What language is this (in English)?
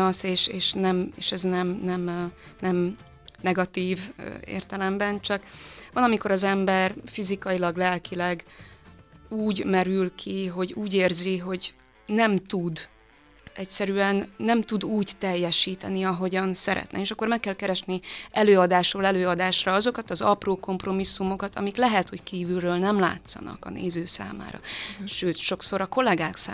Hungarian